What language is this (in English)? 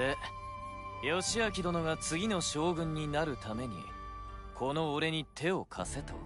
Japanese